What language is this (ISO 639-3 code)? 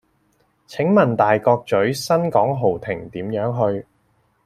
yue